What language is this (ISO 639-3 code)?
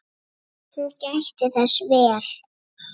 isl